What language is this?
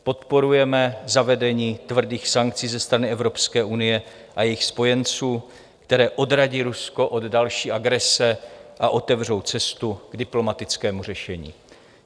Czech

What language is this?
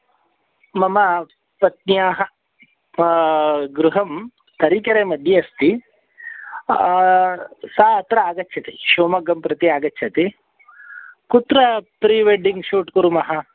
Sanskrit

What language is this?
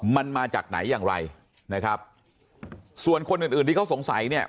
Thai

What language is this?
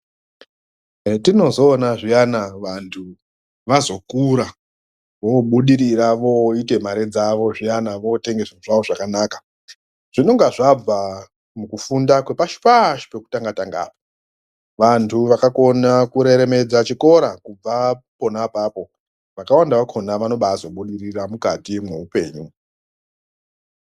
Ndau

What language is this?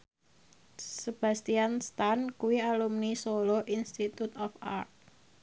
Javanese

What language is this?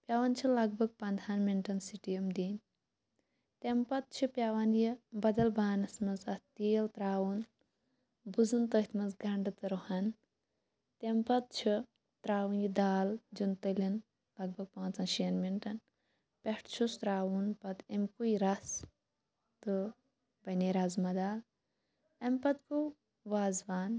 Kashmiri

